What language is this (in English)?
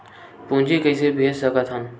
Chhattisgarhi